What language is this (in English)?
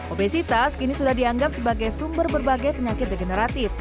Indonesian